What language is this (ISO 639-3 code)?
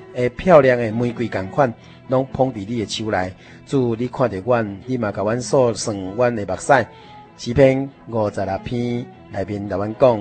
zho